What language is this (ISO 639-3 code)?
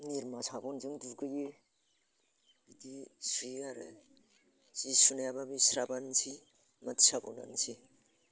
brx